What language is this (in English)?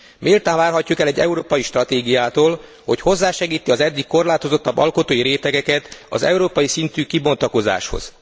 Hungarian